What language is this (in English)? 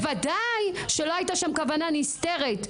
Hebrew